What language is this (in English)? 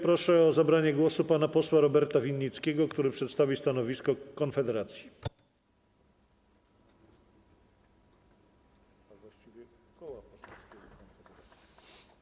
Polish